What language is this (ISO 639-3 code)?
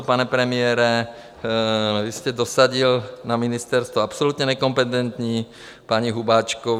ces